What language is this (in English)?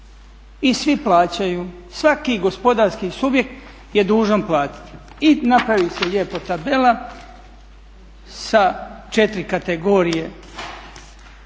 Croatian